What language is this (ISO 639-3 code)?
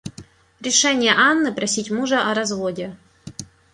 rus